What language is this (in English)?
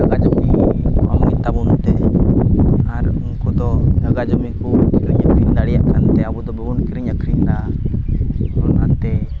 Santali